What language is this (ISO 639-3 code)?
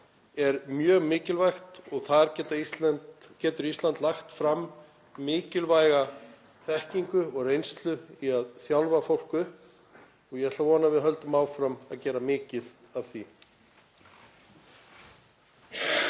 isl